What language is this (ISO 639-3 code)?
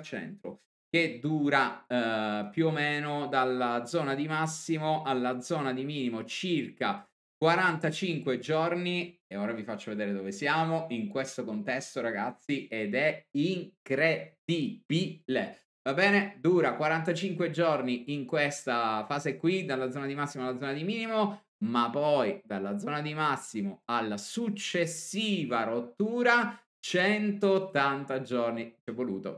ita